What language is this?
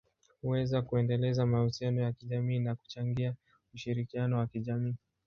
Swahili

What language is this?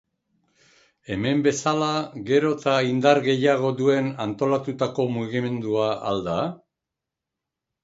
Basque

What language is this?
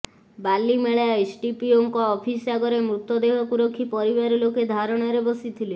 Odia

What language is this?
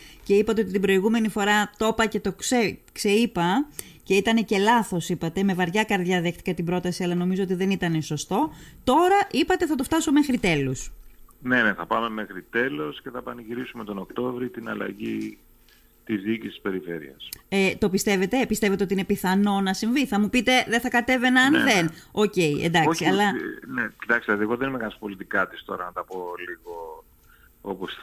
Greek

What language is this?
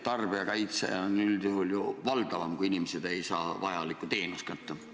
Estonian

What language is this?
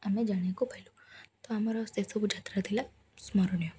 Odia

